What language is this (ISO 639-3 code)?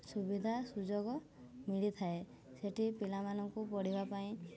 ori